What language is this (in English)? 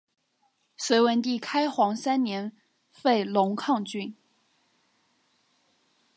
Chinese